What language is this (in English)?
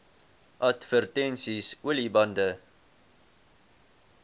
Afrikaans